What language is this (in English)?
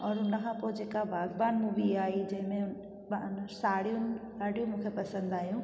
Sindhi